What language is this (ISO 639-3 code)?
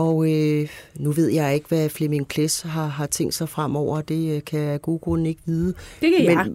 dan